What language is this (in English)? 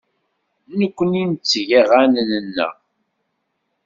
Kabyle